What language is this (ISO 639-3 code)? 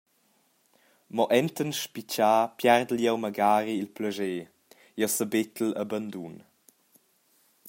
roh